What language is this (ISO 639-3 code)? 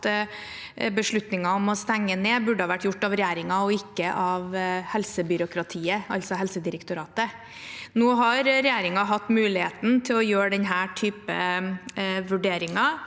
nor